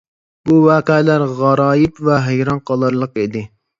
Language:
Uyghur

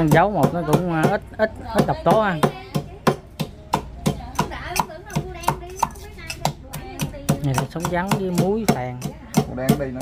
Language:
Vietnamese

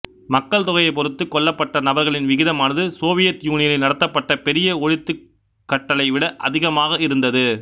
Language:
Tamil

